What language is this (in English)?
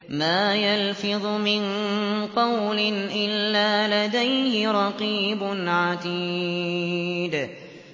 Arabic